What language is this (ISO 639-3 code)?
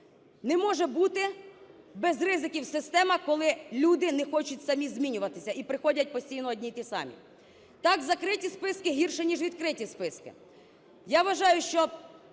ukr